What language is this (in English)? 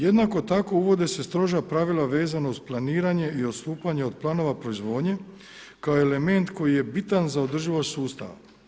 Croatian